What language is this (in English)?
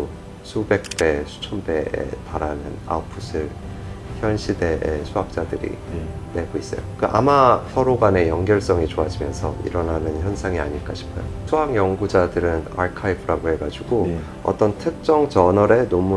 Korean